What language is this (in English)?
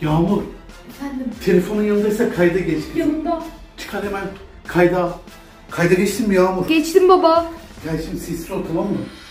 Turkish